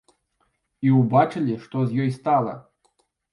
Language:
Belarusian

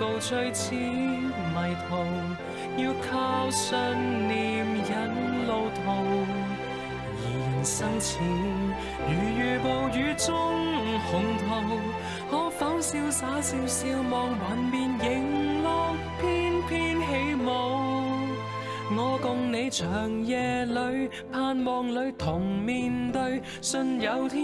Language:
Chinese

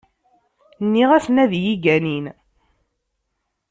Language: Kabyle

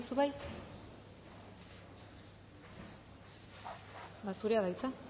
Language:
Basque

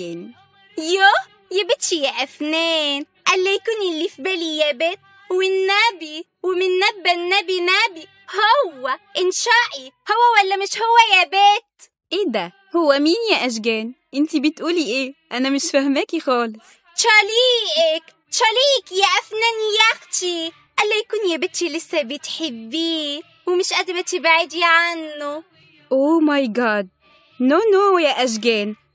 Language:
Arabic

